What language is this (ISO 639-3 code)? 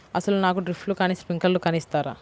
tel